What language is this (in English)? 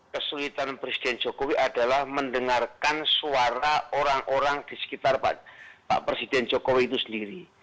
Indonesian